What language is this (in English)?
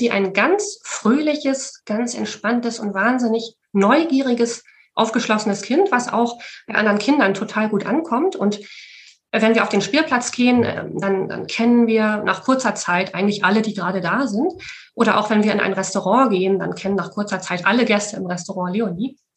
German